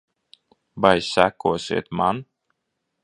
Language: Latvian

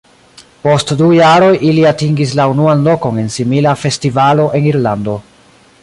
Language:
Esperanto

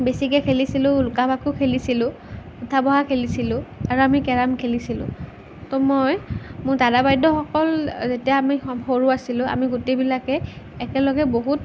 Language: Assamese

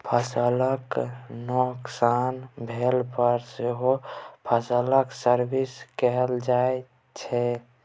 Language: Maithili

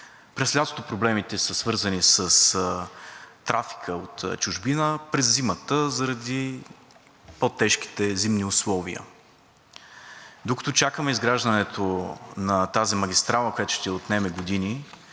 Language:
Bulgarian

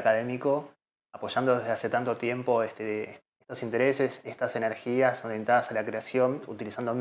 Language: Spanish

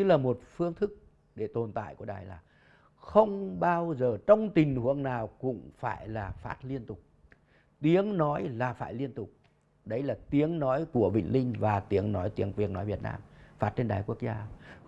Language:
Vietnamese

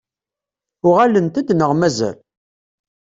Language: Kabyle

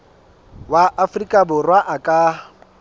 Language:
Southern Sotho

